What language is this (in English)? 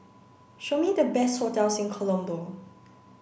English